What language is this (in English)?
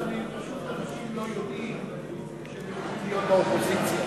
Hebrew